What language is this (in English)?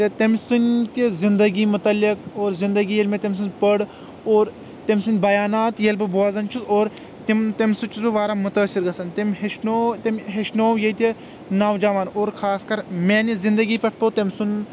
Kashmiri